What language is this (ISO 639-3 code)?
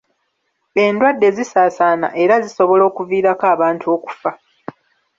lug